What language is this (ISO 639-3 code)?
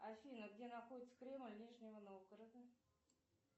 rus